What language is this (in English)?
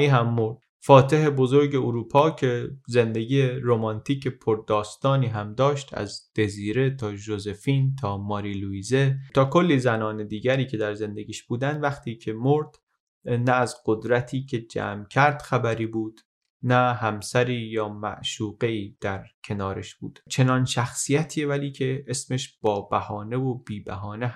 Persian